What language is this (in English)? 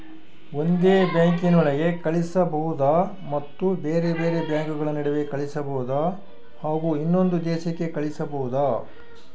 Kannada